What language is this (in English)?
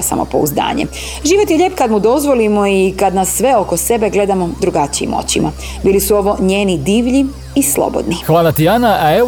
Croatian